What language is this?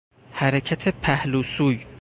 Persian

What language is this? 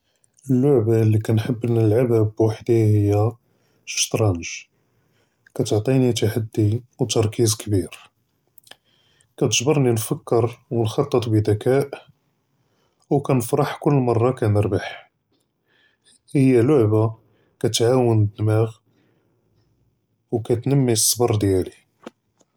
Judeo-Arabic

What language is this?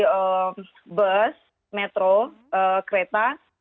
Indonesian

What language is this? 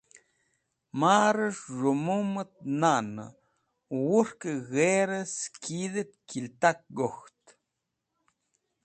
Wakhi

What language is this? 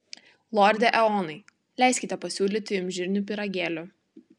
Lithuanian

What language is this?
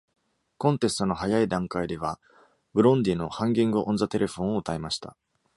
Japanese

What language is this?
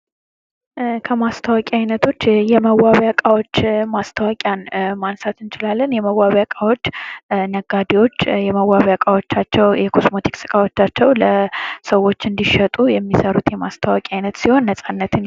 Amharic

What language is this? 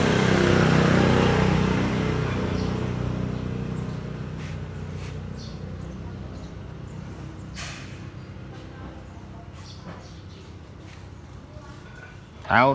Vietnamese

